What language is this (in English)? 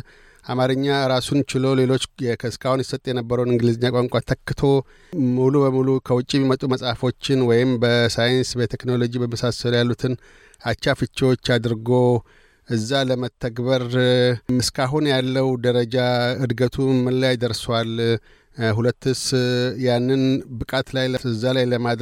Amharic